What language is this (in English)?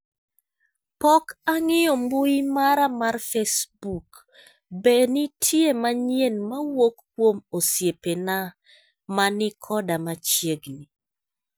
Luo (Kenya and Tanzania)